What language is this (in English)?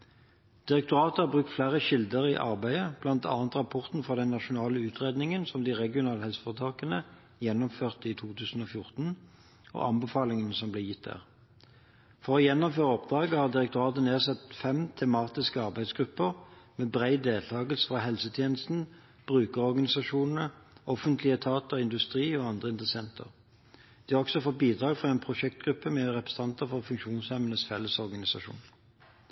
Norwegian Bokmål